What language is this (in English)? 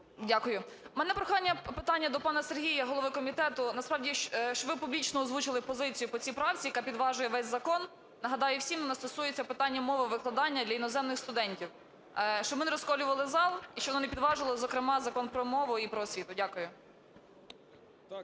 Ukrainian